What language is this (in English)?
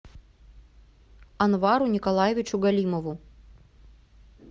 Russian